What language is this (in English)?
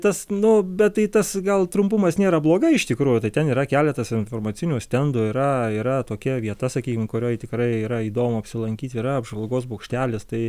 Lithuanian